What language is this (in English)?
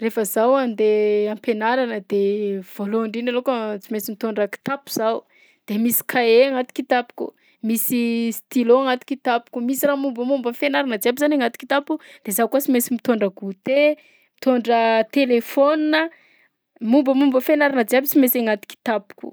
Southern Betsimisaraka Malagasy